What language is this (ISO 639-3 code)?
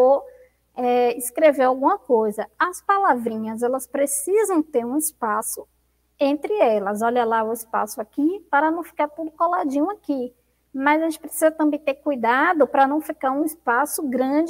por